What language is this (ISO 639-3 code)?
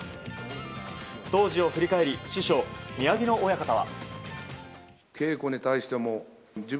jpn